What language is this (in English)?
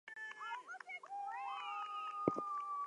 English